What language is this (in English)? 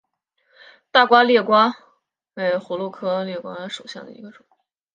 Chinese